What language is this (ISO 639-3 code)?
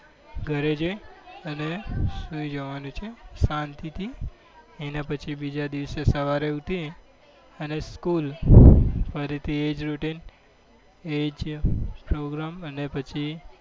guj